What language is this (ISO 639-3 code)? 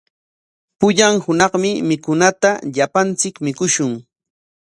qwa